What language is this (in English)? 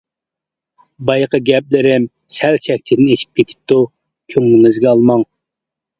Uyghur